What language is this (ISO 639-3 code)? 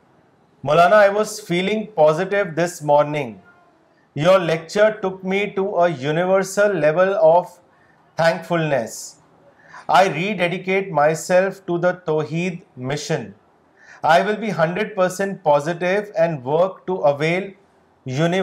urd